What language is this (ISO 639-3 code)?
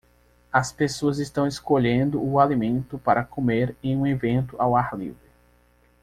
por